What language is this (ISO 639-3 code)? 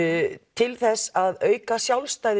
isl